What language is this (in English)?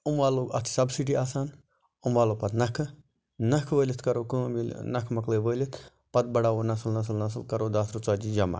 Kashmiri